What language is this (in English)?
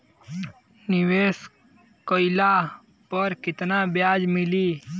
Bhojpuri